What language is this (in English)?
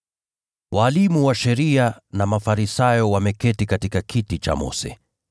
Swahili